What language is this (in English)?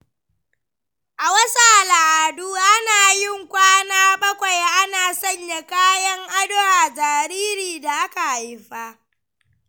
Hausa